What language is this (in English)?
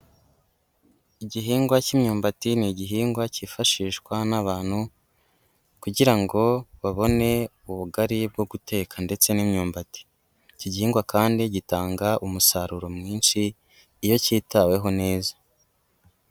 Kinyarwanda